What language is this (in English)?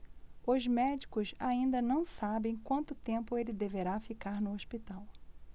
Portuguese